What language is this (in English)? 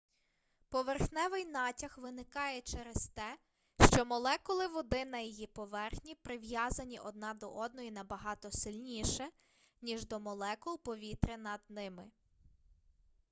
Ukrainian